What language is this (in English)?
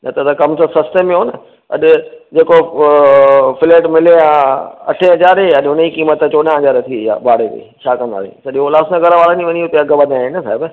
Sindhi